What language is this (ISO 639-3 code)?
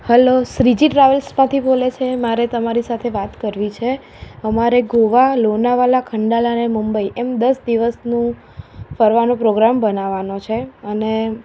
guj